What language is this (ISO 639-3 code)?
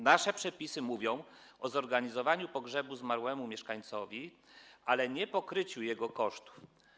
pol